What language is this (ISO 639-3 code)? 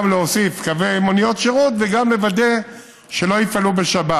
heb